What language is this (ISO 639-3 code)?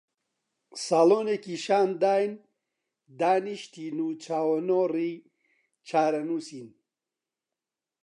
ckb